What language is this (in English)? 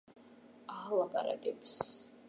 Georgian